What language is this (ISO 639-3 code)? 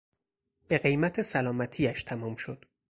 fas